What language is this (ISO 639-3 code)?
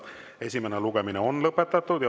est